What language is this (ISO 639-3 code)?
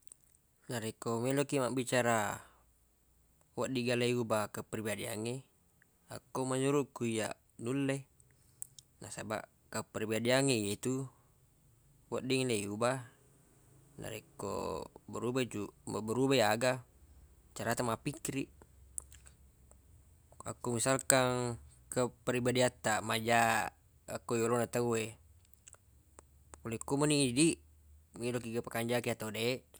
bug